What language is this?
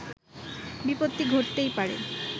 Bangla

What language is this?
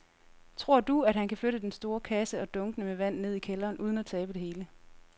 Danish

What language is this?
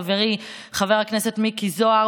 Hebrew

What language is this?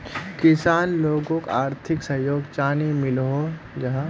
Magahi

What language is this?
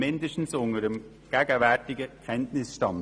Swiss German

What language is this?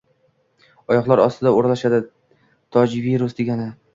Uzbek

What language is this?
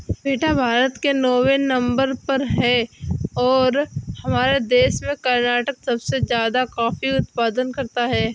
Hindi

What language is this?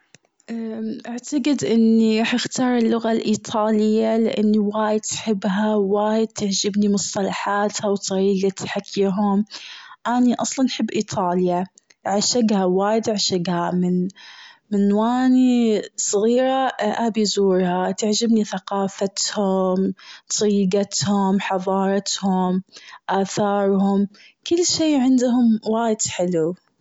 Gulf Arabic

